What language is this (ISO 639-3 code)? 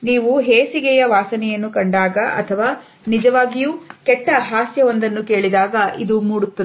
kan